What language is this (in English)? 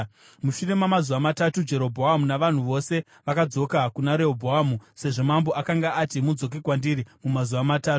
Shona